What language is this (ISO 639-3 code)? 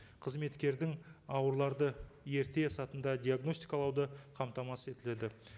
kaz